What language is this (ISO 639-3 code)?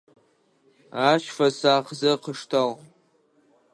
ady